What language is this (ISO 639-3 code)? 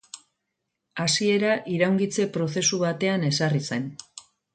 eus